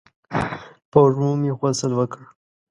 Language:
Pashto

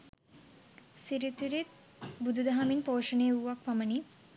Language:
Sinhala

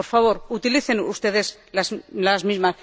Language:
Spanish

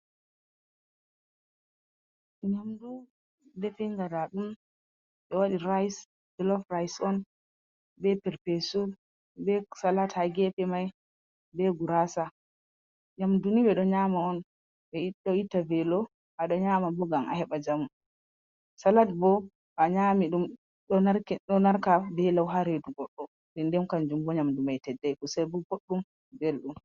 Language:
Fula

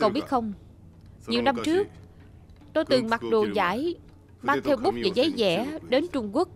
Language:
Vietnamese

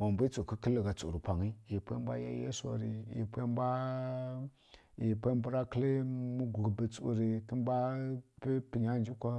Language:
Kirya-Konzəl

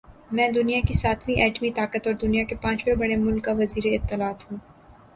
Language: Urdu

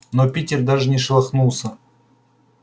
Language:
Russian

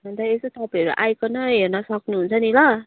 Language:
Nepali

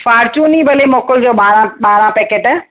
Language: Sindhi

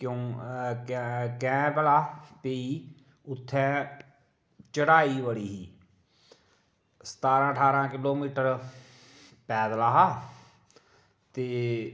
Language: Dogri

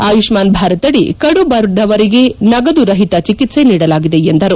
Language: Kannada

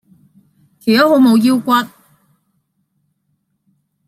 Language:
Cantonese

